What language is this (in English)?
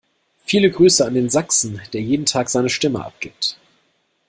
German